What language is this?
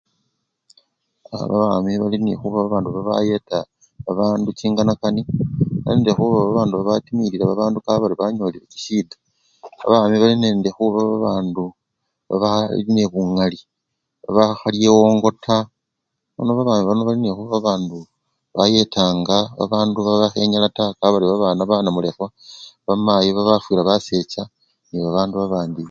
Luyia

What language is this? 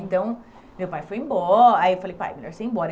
Portuguese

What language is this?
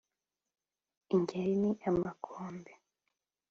Kinyarwanda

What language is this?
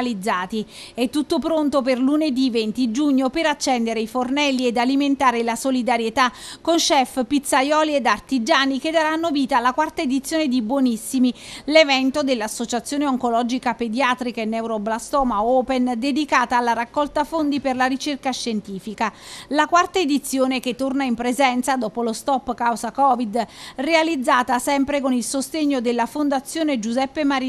Italian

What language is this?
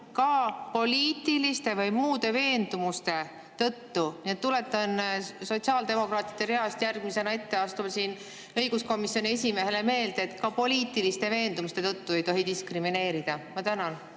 Estonian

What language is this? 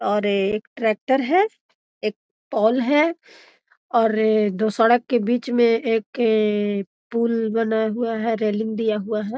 Magahi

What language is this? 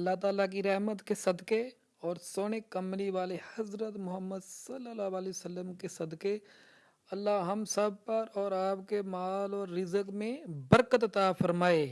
Urdu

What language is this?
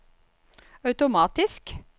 Norwegian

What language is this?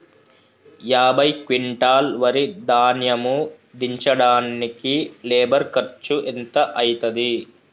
Telugu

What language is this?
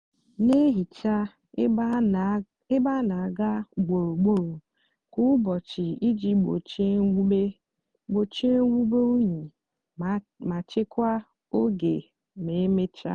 Igbo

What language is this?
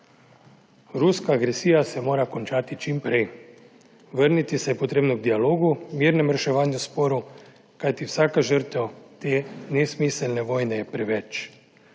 Slovenian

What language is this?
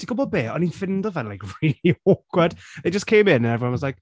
Welsh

